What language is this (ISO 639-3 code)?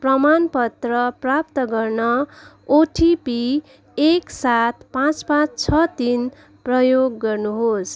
nep